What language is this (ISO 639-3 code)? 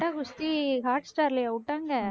tam